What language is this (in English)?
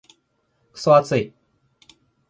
Japanese